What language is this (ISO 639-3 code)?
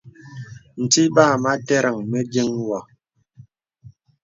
beb